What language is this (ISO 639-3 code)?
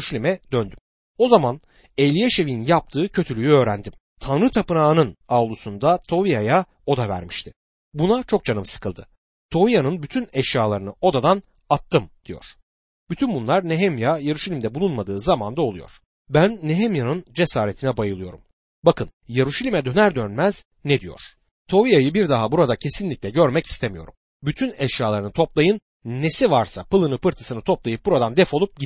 tur